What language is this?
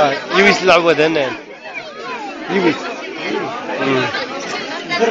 Arabic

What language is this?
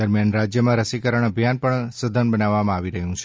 Gujarati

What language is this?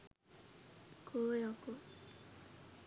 Sinhala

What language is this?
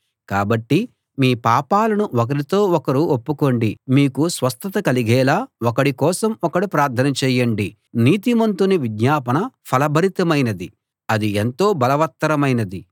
Telugu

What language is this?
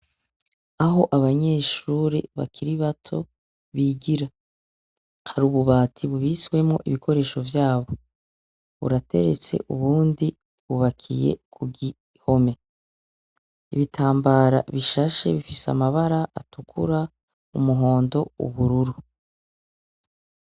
Rundi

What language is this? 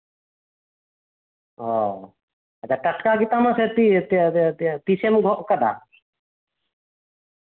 Santali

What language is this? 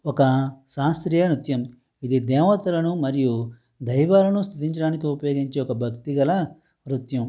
Telugu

